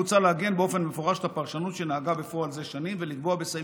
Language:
Hebrew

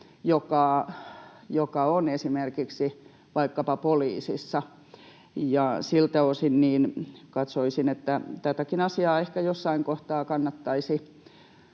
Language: Finnish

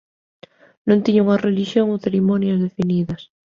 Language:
Galician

